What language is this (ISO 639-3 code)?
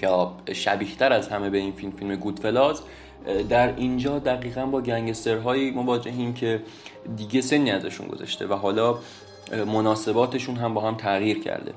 fas